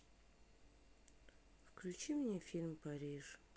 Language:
Russian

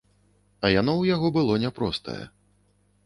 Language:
Belarusian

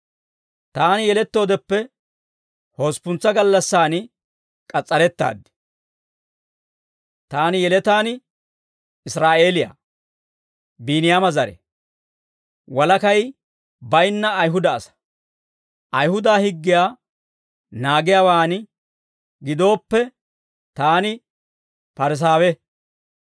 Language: Dawro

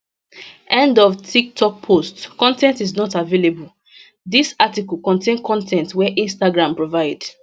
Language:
Nigerian Pidgin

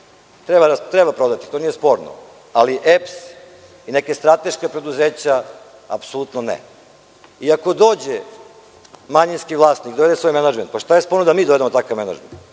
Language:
Serbian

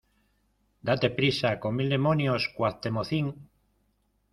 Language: Spanish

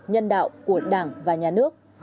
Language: Vietnamese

